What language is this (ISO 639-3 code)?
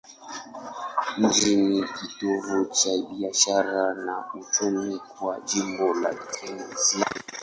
swa